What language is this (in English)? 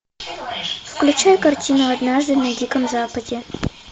Russian